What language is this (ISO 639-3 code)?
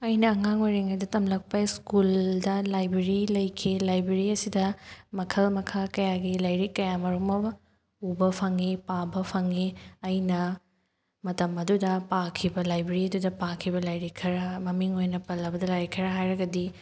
mni